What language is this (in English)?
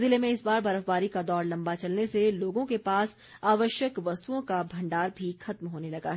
Hindi